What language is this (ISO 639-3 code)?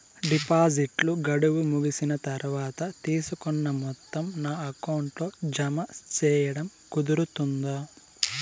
tel